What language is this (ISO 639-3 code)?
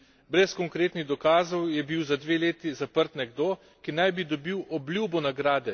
slv